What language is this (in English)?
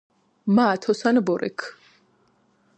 Georgian